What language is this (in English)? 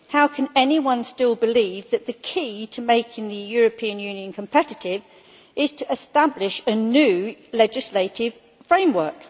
English